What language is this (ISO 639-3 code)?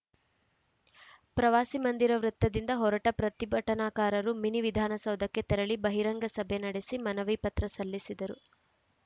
kan